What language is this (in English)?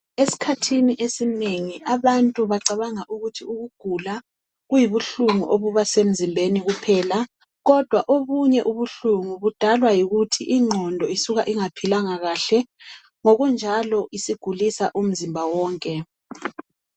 North Ndebele